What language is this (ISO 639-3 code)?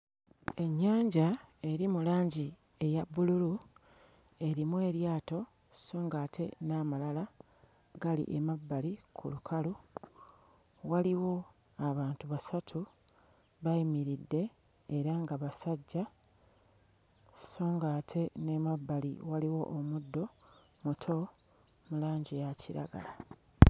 lug